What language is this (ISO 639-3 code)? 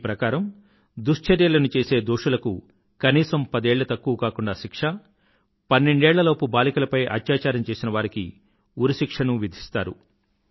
tel